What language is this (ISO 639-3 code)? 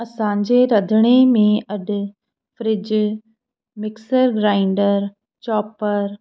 snd